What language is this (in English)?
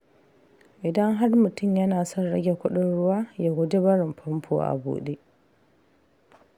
Hausa